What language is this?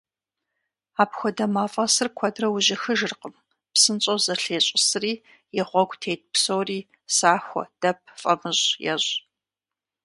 Kabardian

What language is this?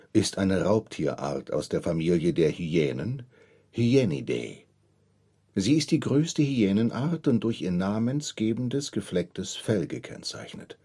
German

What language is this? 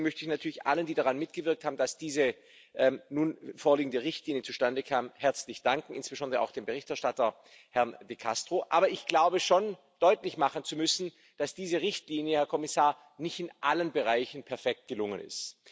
German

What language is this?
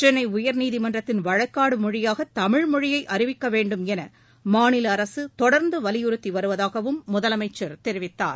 Tamil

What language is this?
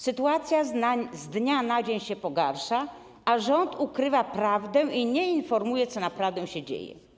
Polish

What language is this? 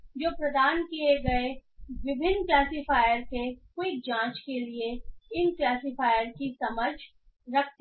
Hindi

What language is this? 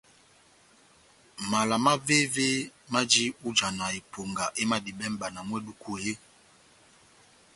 Batanga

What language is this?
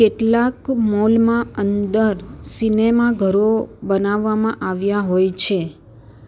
Gujarati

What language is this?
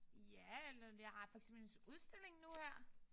Danish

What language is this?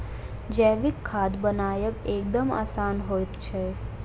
Maithili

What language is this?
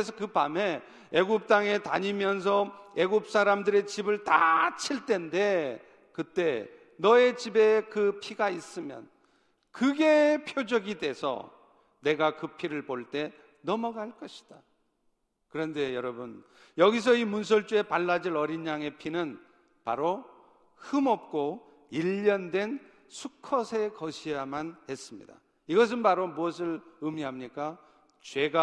Korean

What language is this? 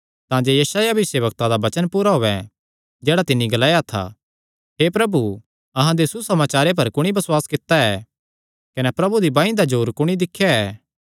Kangri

